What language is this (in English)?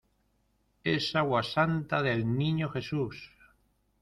Spanish